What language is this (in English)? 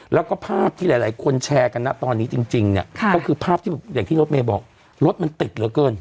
Thai